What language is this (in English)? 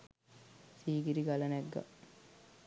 Sinhala